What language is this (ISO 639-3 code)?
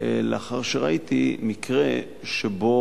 heb